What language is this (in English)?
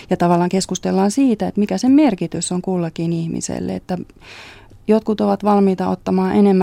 Finnish